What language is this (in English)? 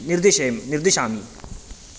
Sanskrit